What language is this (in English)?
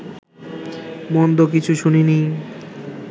Bangla